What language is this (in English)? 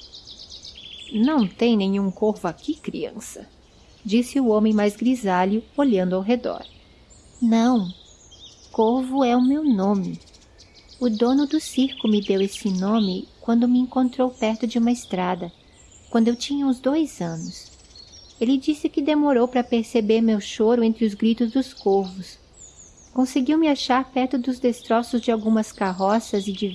Portuguese